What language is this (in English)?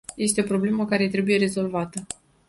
Romanian